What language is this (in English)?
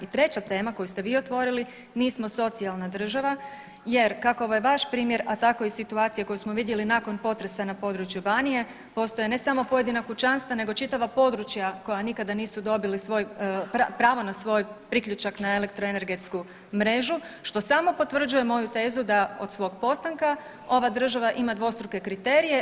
Croatian